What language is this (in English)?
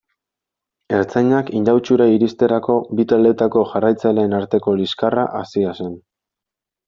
Basque